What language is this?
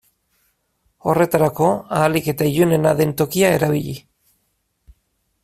Basque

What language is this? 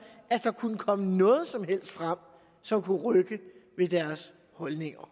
Danish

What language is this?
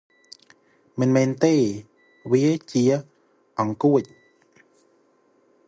Khmer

